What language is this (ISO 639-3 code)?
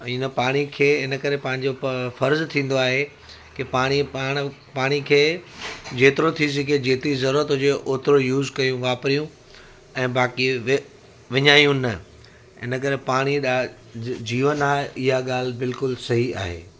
snd